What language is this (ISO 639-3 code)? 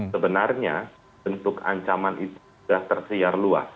ind